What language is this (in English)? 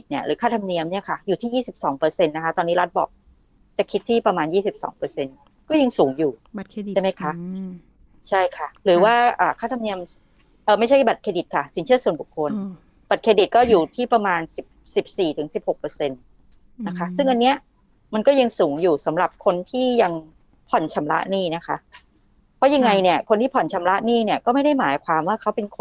Thai